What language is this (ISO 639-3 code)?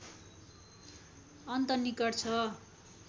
nep